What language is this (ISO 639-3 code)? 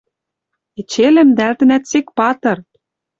mrj